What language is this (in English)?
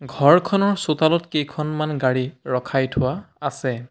Assamese